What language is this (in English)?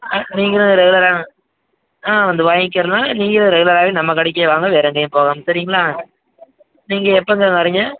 Tamil